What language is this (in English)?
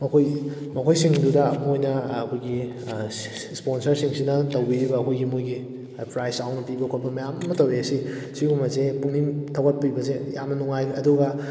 Manipuri